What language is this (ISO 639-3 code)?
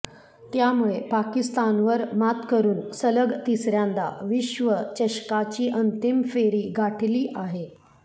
mar